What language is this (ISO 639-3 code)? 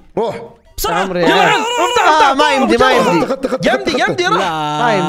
ara